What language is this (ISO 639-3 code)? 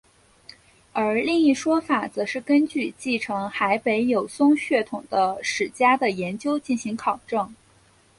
zho